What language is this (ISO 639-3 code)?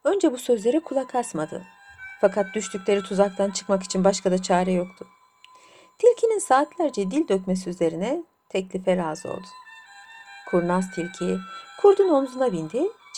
tur